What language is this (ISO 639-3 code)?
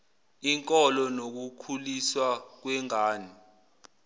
zul